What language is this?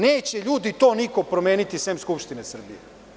Serbian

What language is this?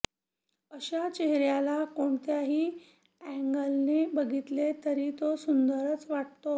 Marathi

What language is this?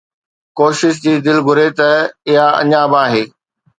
Sindhi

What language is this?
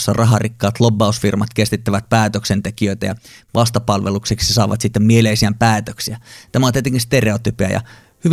Finnish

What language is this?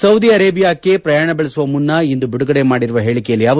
Kannada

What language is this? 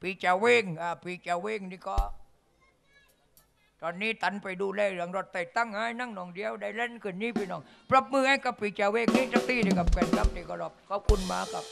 Thai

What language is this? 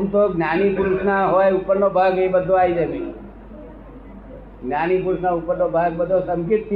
Gujarati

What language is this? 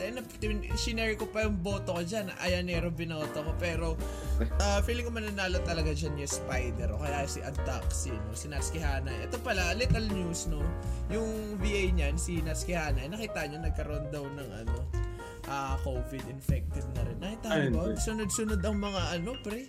Filipino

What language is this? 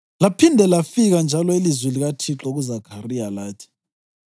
North Ndebele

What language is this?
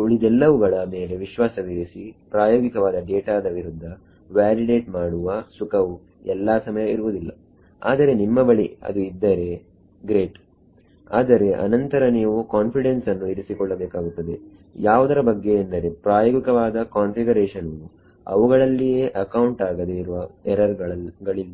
Kannada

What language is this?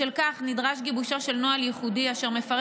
Hebrew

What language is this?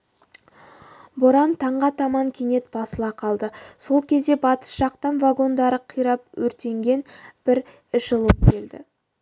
Kazakh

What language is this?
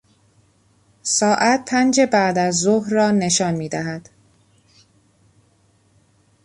Persian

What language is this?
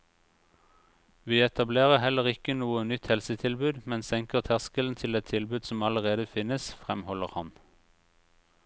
Norwegian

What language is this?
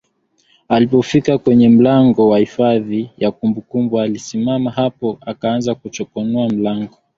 Swahili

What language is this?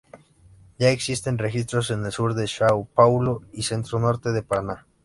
Spanish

